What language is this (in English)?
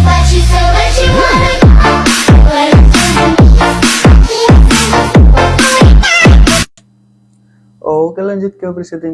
Indonesian